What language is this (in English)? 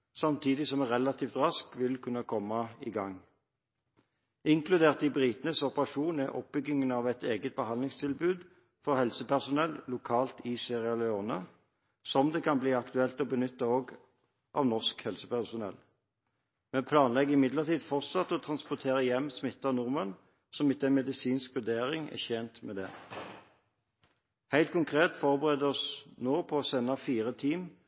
Norwegian Bokmål